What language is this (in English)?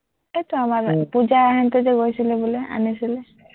Assamese